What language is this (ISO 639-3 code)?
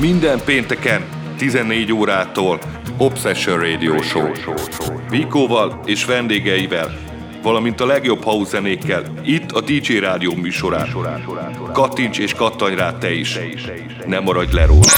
hun